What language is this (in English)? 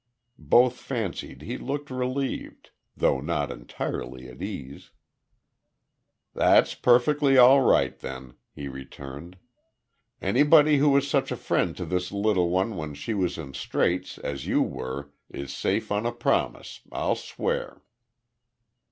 English